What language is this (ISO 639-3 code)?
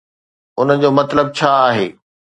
snd